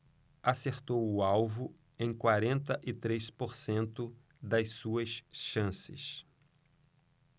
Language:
Portuguese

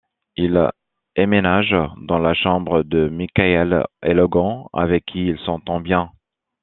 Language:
French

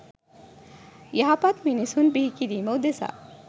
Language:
Sinhala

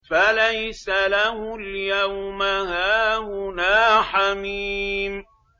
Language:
Arabic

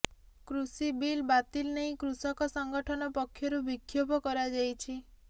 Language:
Odia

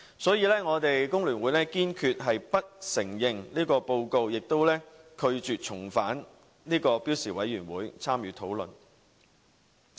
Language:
Cantonese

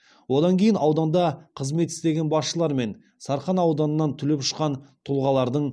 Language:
Kazakh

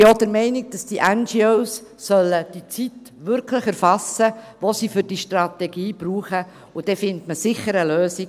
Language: Swiss German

